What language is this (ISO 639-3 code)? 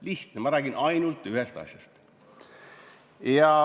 est